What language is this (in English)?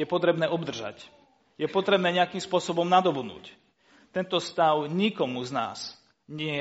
Slovak